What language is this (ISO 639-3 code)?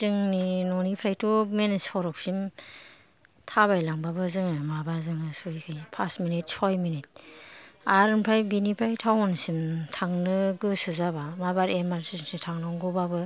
brx